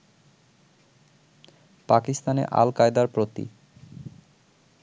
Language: Bangla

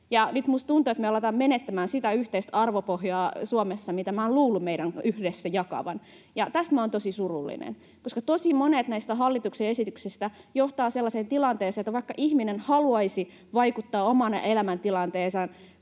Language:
Finnish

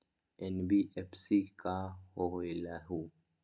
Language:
Magahi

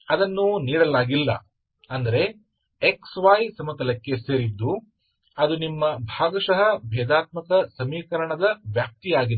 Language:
Kannada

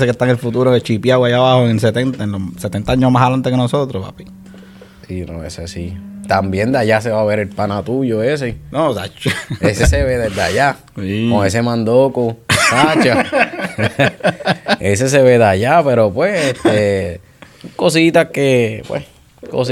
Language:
Spanish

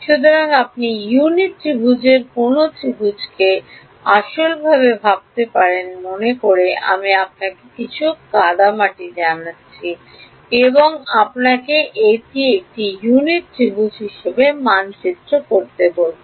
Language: Bangla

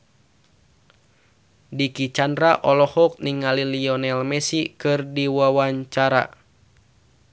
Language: Sundanese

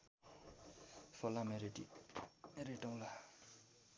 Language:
Nepali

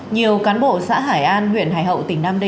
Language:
Vietnamese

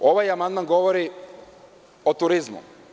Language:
Serbian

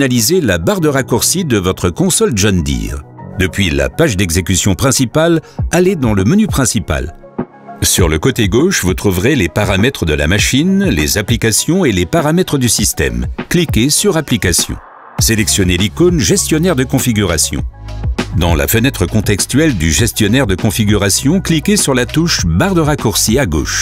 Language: French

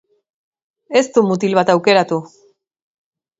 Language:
Basque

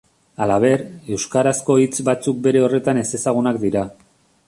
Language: Basque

